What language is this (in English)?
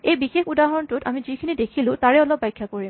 Assamese